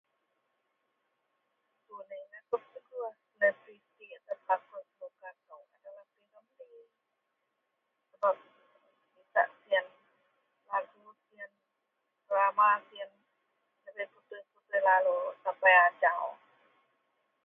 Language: Central Melanau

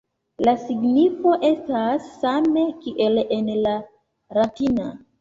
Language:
Esperanto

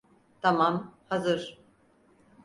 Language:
Turkish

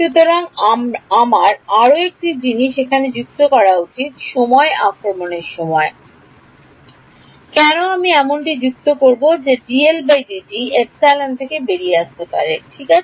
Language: Bangla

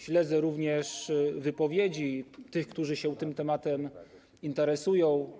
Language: Polish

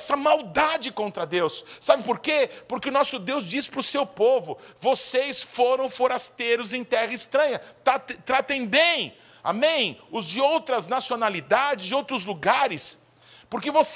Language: Portuguese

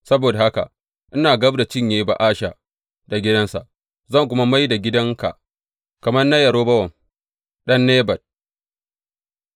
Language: Hausa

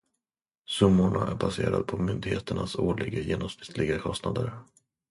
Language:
Swedish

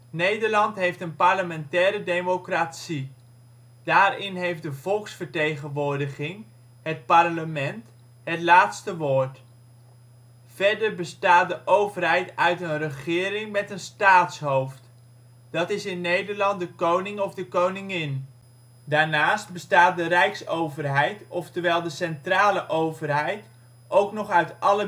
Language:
Dutch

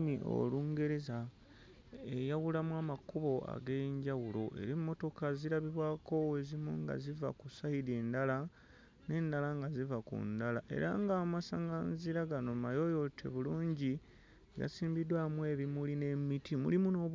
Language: Ganda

